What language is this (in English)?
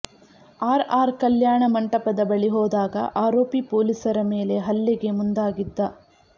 Kannada